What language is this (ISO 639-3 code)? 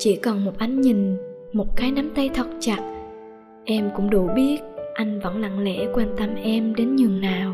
vie